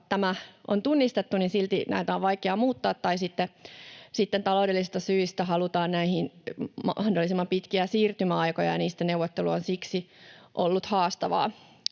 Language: Finnish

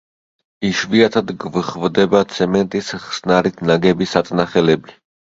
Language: Georgian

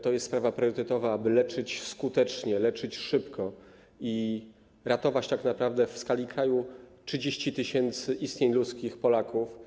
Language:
Polish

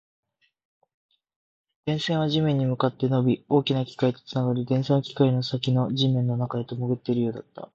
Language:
Japanese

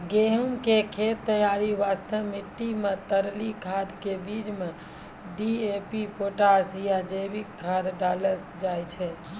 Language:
Maithili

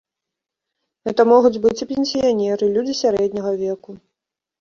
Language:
Belarusian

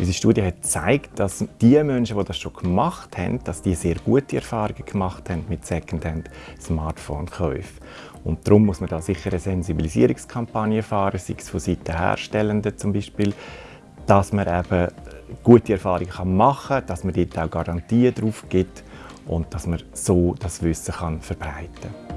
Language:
German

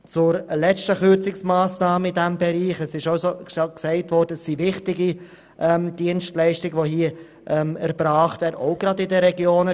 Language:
Swiss German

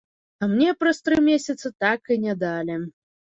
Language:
Belarusian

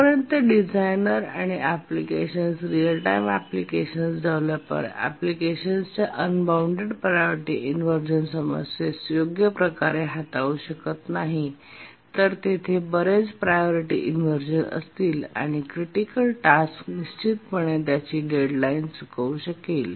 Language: Marathi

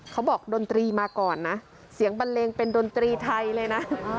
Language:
Thai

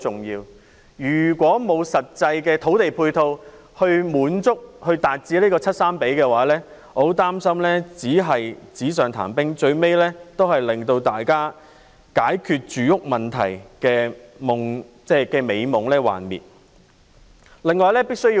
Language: Cantonese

